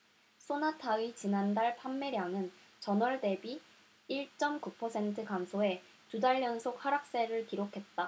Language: Korean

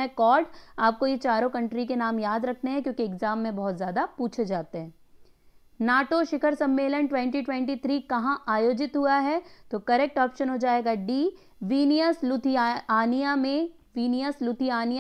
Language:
Hindi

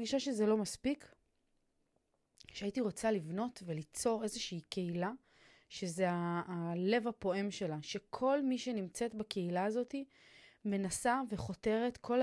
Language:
Hebrew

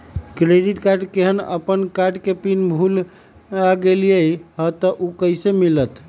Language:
Magahi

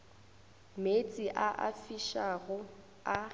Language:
Northern Sotho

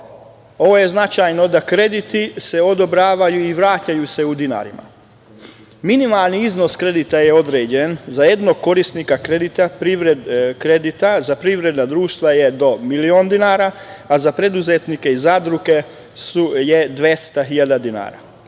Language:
Serbian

